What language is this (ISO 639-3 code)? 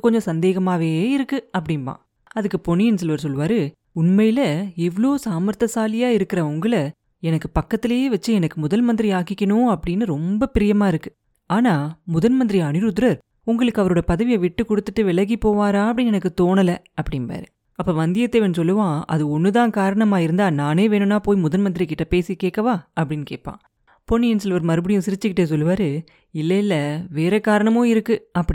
tam